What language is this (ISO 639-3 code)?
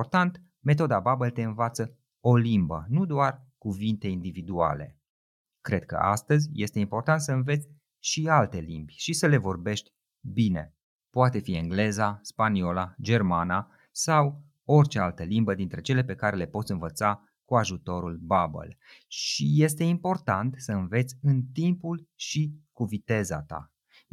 ron